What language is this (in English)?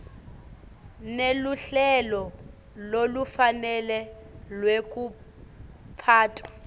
Swati